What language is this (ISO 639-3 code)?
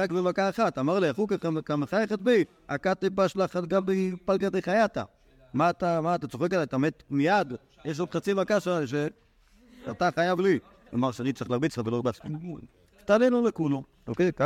heb